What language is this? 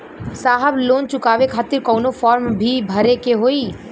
Bhojpuri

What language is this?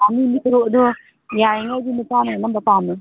Manipuri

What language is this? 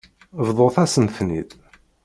Kabyle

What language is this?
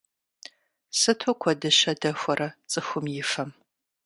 Kabardian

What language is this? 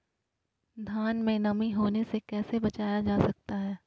Magahi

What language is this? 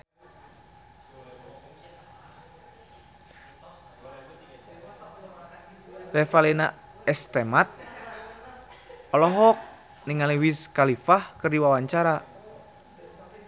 Sundanese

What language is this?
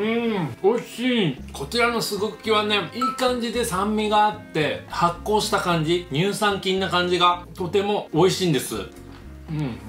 Japanese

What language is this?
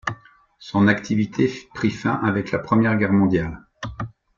French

